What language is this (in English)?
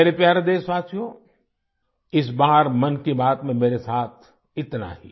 Hindi